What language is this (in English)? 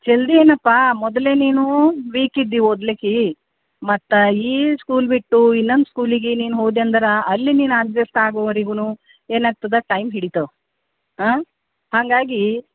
Kannada